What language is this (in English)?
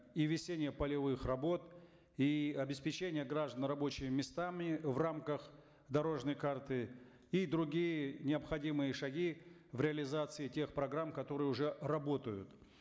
Kazakh